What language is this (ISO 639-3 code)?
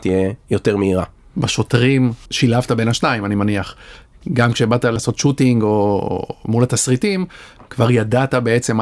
heb